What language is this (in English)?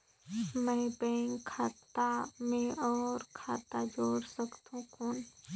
Chhattisgarhi